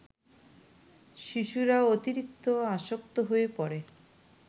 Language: Bangla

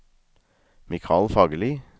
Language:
Norwegian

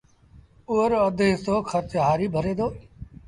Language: Sindhi Bhil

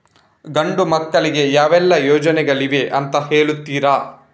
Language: Kannada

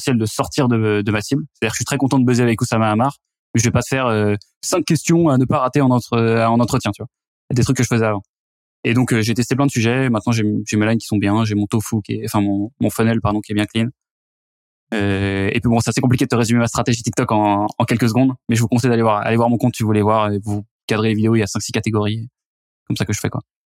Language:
French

